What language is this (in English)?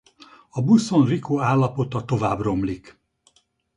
Hungarian